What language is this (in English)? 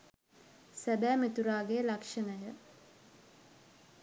Sinhala